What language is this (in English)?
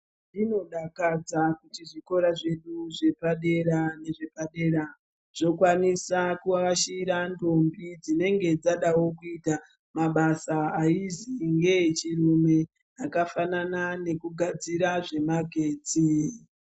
Ndau